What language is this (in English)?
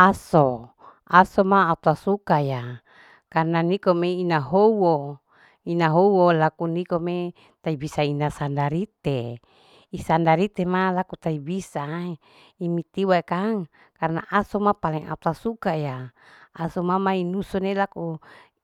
Larike-Wakasihu